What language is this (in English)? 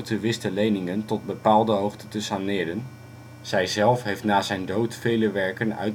Dutch